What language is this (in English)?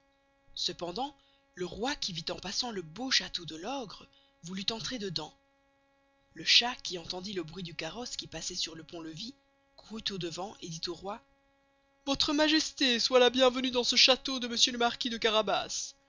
French